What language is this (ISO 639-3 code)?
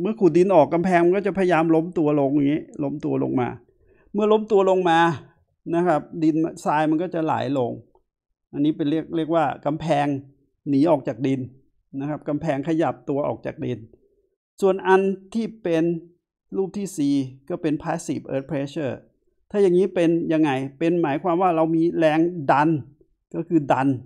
tha